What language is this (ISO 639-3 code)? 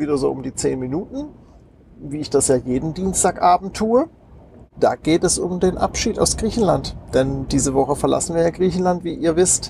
deu